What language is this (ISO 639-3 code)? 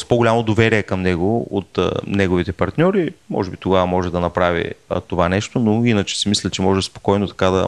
bul